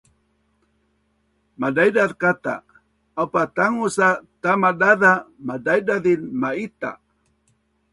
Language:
Bunun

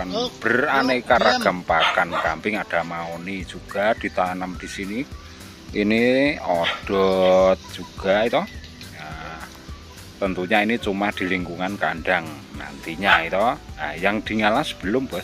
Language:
Indonesian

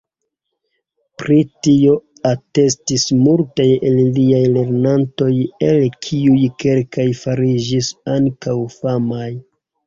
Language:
Esperanto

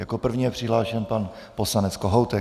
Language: Czech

